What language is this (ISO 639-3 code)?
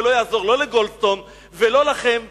heb